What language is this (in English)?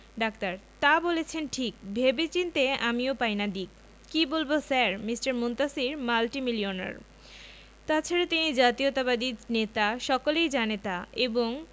Bangla